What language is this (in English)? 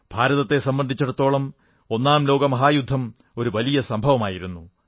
Malayalam